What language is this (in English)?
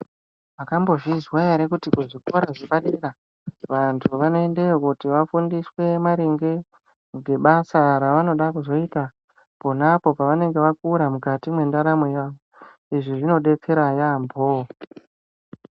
Ndau